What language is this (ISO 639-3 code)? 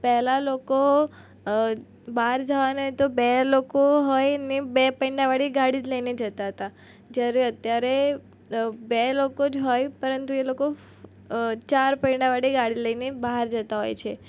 guj